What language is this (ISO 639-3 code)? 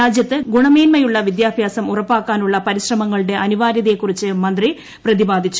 mal